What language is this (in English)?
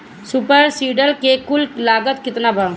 Bhojpuri